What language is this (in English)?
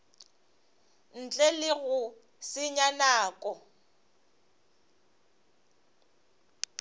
Northern Sotho